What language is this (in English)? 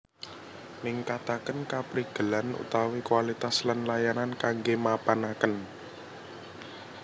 Javanese